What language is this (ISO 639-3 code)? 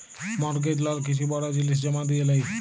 ben